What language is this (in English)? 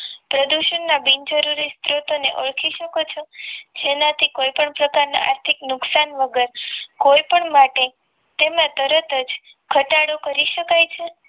Gujarati